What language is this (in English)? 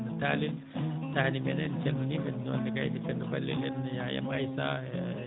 Fula